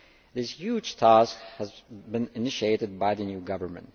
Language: English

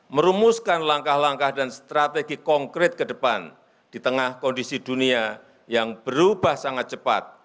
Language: Indonesian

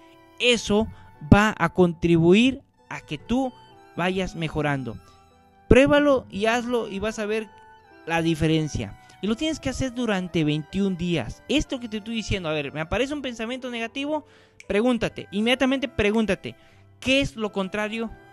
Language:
Spanish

